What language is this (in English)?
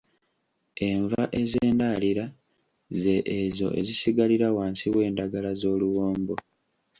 Ganda